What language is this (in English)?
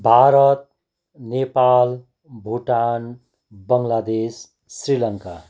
Nepali